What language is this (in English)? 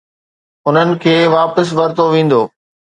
Sindhi